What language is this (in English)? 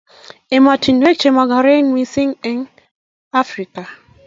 Kalenjin